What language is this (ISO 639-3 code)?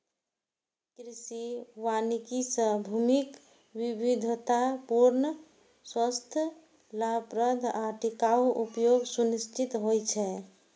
mai